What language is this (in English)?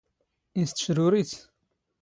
Standard Moroccan Tamazight